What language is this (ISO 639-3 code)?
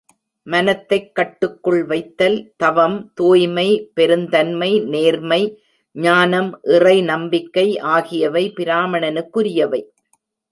tam